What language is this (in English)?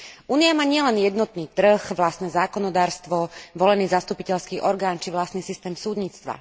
Slovak